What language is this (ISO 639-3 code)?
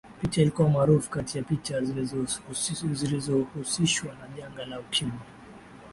swa